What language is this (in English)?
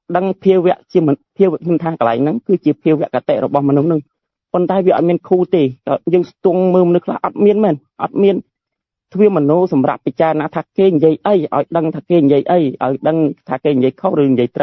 Vietnamese